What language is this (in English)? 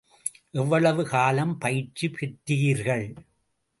Tamil